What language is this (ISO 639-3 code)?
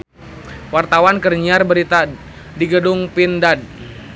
sun